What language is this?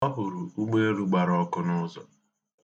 Igbo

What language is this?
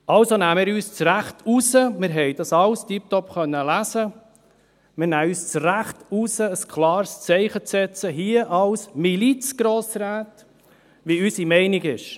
Swiss German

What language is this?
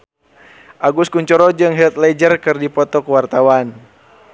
Sundanese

